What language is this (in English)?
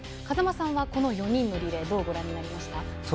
Japanese